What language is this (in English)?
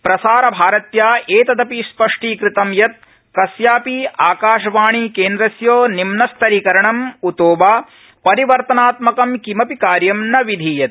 Sanskrit